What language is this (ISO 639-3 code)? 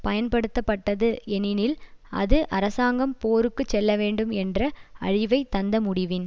tam